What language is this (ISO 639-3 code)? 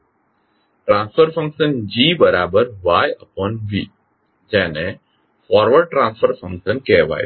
guj